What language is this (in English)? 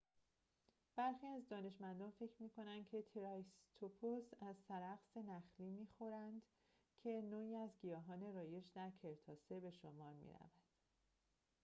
Persian